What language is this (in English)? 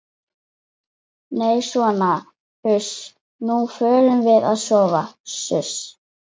Icelandic